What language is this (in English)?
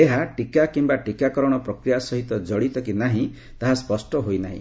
Odia